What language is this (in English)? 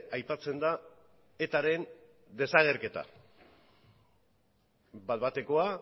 Basque